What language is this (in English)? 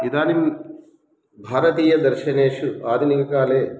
Sanskrit